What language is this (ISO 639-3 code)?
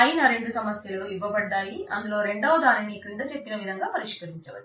tel